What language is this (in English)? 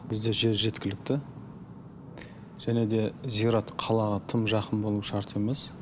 Kazakh